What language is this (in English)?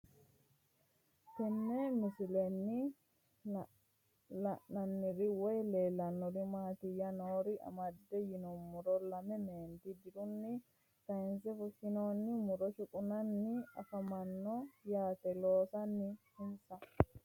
Sidamo